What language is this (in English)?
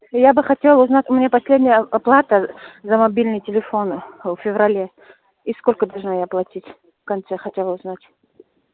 Russian